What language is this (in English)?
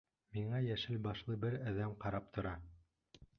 Bashkir